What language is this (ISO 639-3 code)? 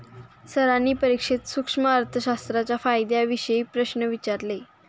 mar